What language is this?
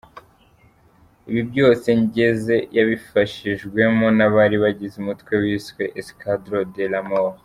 Kinyarwanda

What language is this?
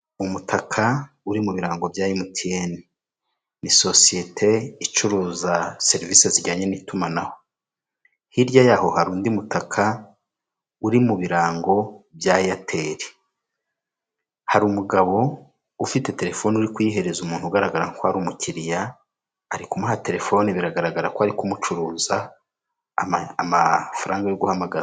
Kinyarwanda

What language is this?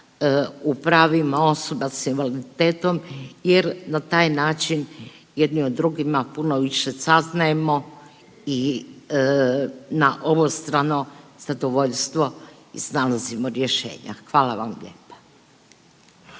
Croatian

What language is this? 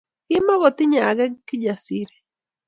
Kalenjin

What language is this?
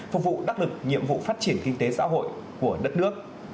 Vietnamese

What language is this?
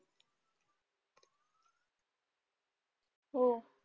Marathi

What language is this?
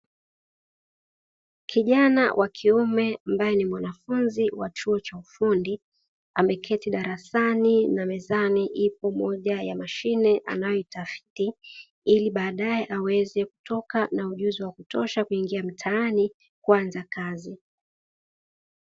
Swahili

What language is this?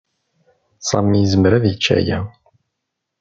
Kabyle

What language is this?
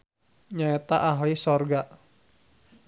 Sundanese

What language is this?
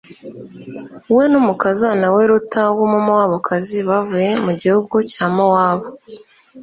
Kinyarwanda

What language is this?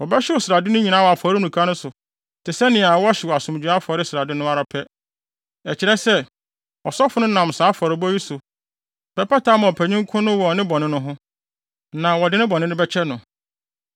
Akan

